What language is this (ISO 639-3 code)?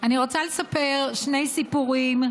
heb